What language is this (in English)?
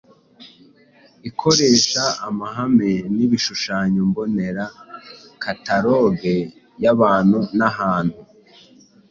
Kinyarwanda